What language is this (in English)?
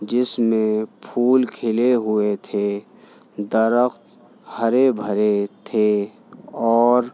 Urdu